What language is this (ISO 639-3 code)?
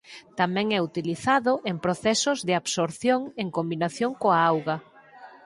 glg